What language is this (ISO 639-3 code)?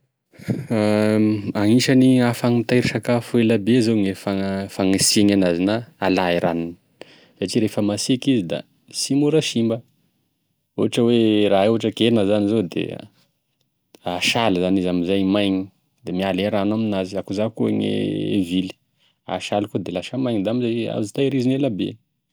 tkg